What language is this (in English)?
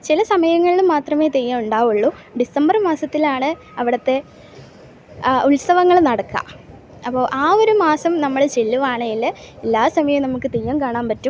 Malayalam